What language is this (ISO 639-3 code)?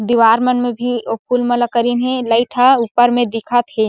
hne